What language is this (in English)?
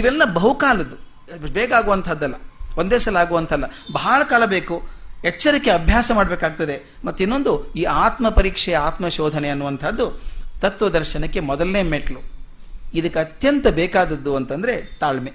Kannada